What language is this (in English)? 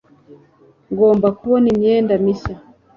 Kinyarwanda